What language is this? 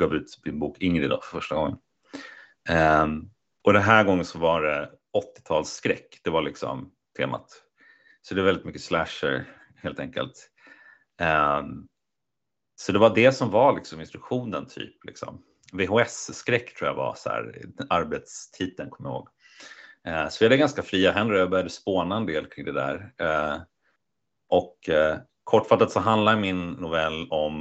Swedish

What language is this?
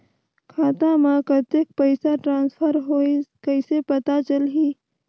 Chhattisgarhi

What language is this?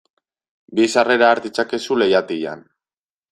Basque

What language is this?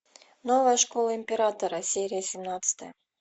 Russian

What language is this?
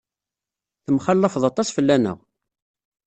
Kabyle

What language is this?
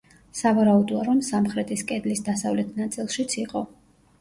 Georgian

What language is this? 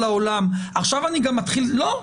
Hebrew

